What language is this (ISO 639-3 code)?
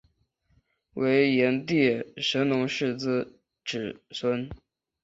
zho